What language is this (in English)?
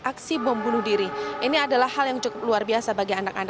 Indonesian